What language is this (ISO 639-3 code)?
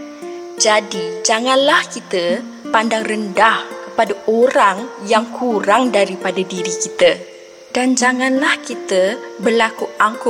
msa